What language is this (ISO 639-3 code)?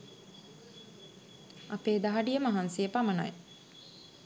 sin